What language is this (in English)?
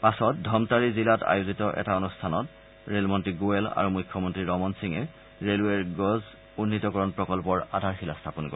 Assamese